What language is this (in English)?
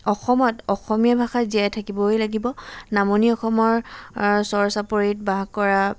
Assamese